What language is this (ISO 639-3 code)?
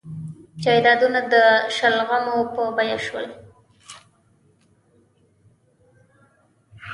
pus